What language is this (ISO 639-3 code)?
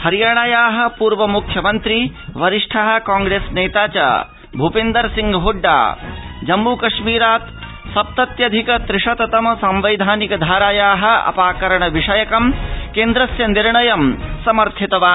san